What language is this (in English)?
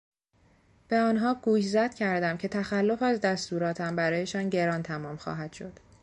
Persian